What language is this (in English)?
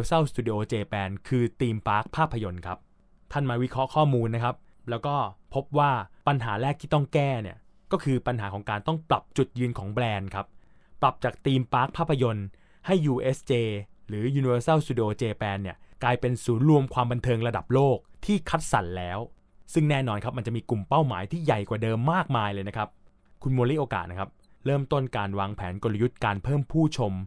Thai